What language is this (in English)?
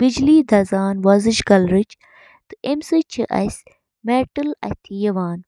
Kashmiri